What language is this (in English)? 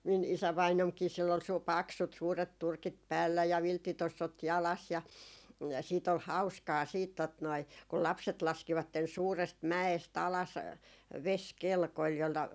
Finnish